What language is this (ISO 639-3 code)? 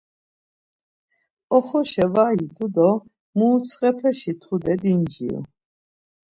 lzz